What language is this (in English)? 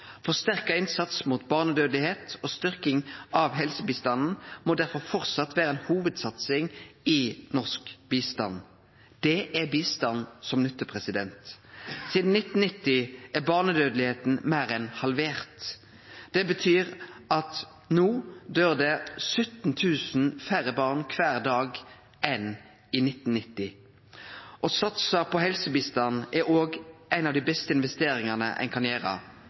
Norwegian Nynorsk